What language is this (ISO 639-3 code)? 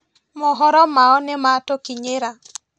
kik